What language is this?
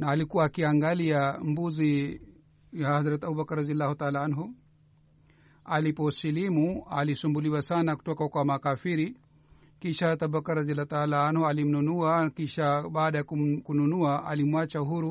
Swahili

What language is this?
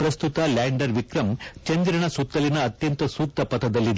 Kannada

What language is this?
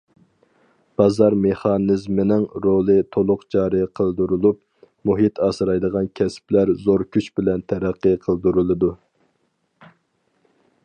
Uyghur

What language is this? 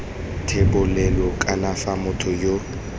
Tswana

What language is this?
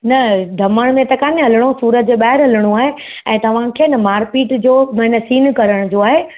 Sindhi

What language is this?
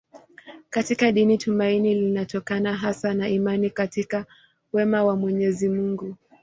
Swahili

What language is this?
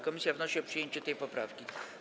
Polish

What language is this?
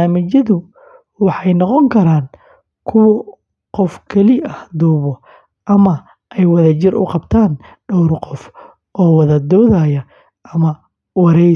Somali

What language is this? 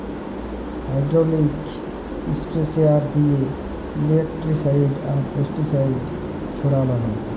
Bangla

